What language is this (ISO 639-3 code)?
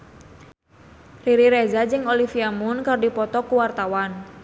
sun